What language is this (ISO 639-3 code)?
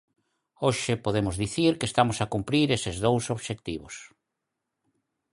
glg